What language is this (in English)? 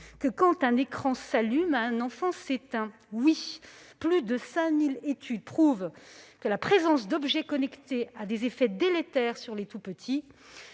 French